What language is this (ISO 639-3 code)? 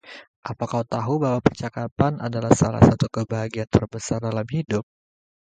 ind